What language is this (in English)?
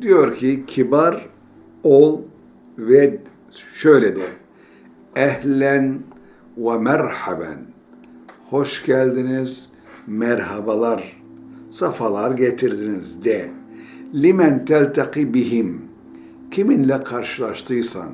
Turkish